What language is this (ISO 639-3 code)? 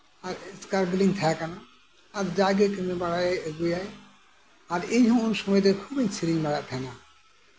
sat